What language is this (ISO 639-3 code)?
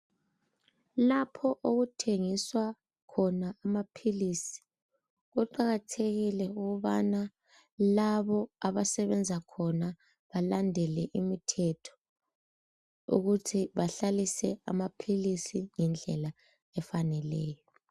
nde